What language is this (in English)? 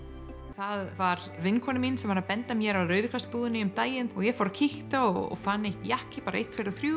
Icelandic